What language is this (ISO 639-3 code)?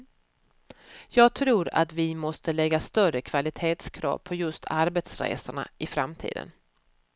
swe